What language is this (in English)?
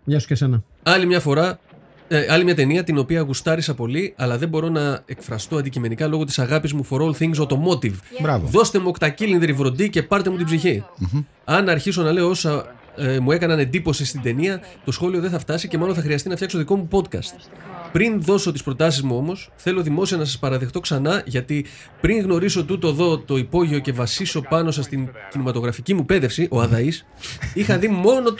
Greek